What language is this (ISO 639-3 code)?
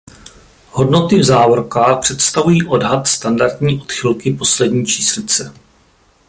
ces